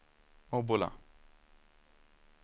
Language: Swedish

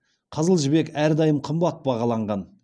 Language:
Kazakh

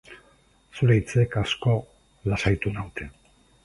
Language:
Basque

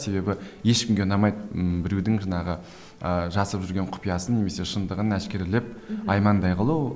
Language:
Kazakh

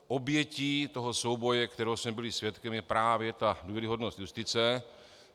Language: Czech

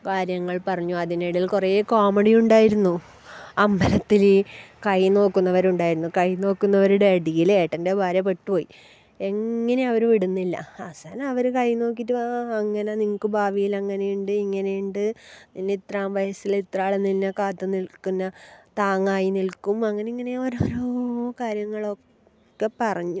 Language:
Malayalam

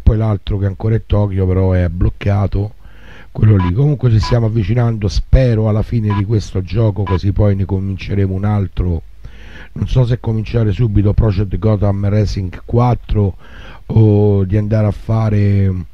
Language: Italian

